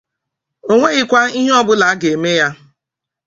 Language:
Igbo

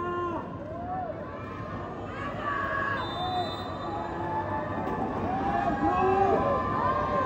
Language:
Indonesian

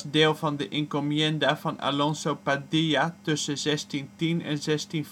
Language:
Dutch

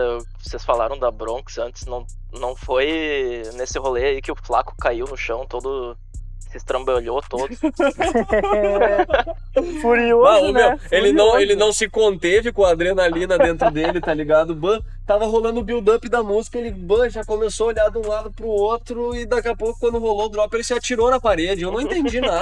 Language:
Portuguese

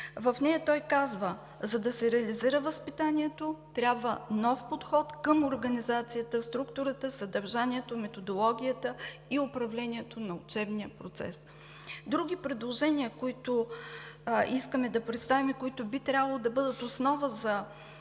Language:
Bulgarian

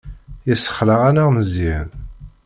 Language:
Kabyle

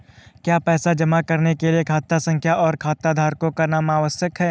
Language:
Hindi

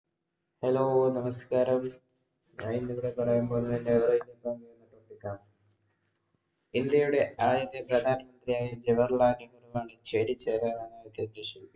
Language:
Malayalam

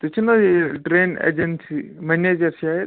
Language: Kashmiri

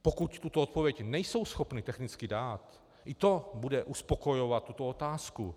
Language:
Czech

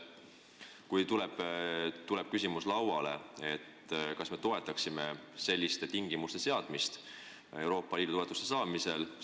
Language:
Estonian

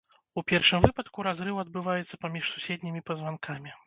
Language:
Belarusian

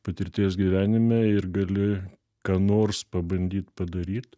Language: Lithuanian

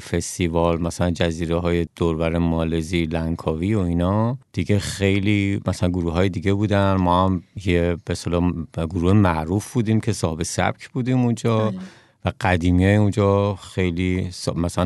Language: Persian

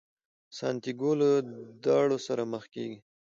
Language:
Pashto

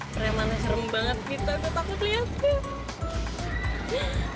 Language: Indonesian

